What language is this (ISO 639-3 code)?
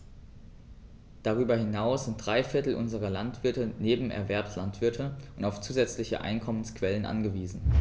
deu